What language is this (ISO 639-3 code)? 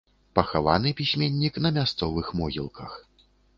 bel